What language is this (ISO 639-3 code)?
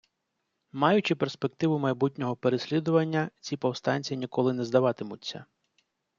ukr